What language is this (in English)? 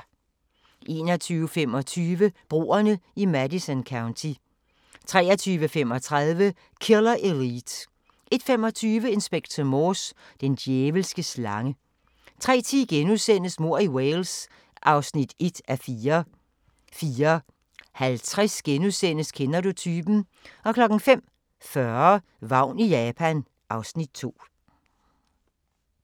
Danish